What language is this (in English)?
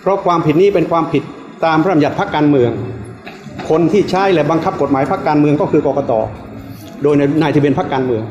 Thai